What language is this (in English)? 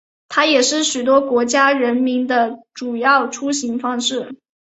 Chinese